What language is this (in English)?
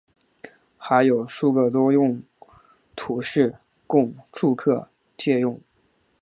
Chinese